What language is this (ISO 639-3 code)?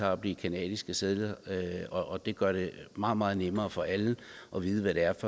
dan